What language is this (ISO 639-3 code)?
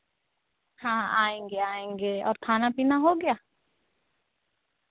hin